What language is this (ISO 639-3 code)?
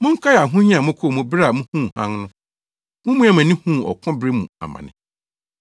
aka